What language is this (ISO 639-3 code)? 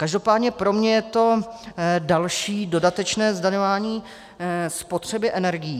ces